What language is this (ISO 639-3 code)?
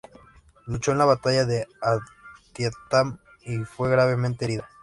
spa